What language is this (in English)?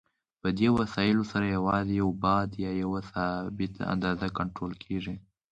Pashto